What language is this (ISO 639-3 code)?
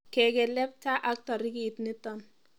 kln